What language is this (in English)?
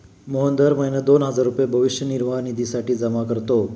Marathi